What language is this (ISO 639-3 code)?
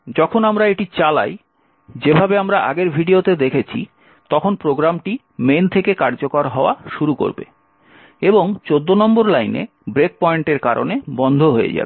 ben